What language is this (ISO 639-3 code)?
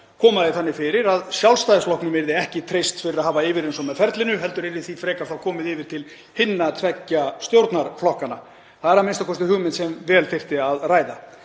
isl